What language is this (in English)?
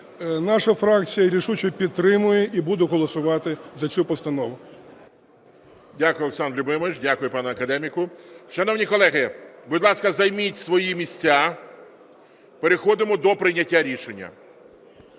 Ukrainian